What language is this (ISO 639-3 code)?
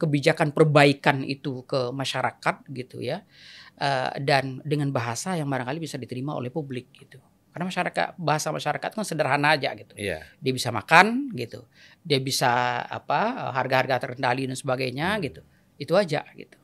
ind